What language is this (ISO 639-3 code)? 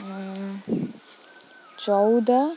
ori